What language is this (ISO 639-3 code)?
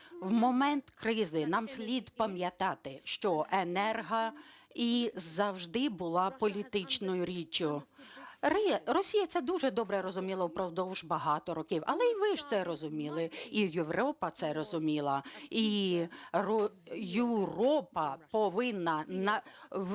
ukr